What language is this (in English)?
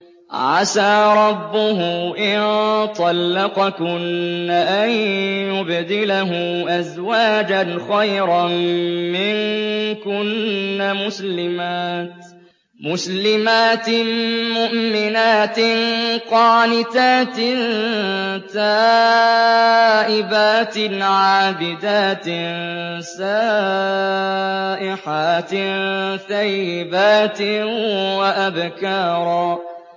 Arabic